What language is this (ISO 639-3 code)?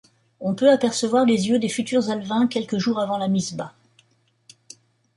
fra